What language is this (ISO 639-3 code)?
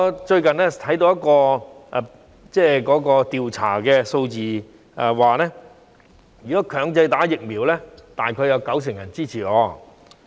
yue